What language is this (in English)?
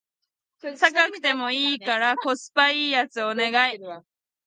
Japanese